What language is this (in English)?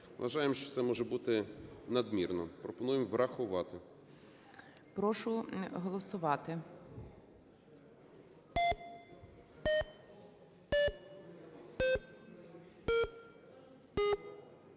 Ukrainian